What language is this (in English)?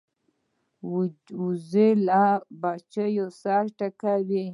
Pashto